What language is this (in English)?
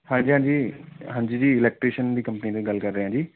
Punjabi